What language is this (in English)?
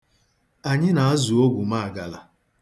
Igbo